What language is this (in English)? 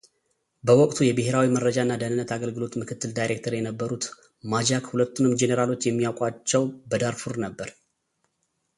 Amharic